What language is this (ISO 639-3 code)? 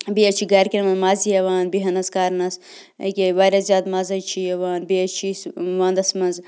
kas